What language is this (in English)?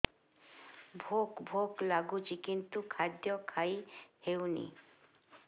Odia